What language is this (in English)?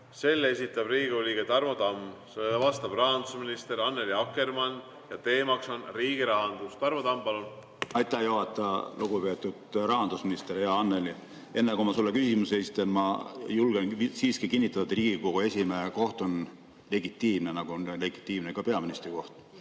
Estonian